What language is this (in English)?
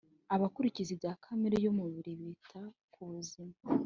Kinyarwanda